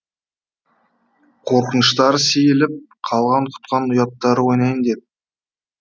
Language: Kazakh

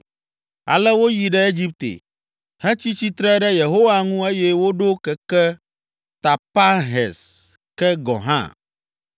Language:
Ewe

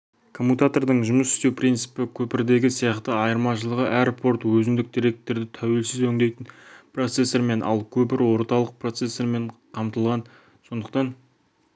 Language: Kazakh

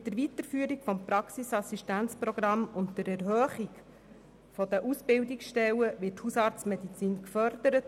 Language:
Swiss German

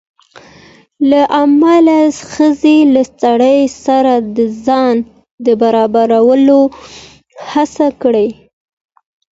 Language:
Pashto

